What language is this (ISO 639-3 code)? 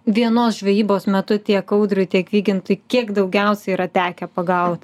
lit